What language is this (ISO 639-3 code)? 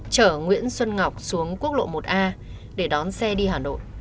vie